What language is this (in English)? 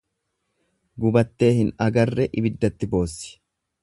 Oromo